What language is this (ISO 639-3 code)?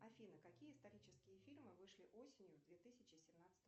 rus